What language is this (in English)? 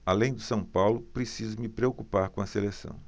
Portuguese